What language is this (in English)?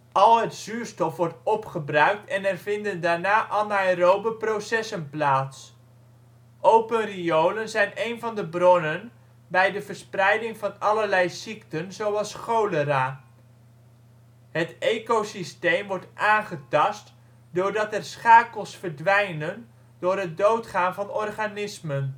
Dutch